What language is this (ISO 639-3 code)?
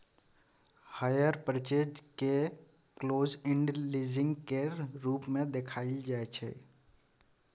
mai